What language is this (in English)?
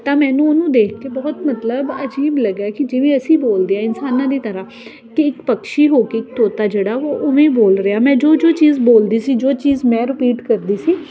Punjabi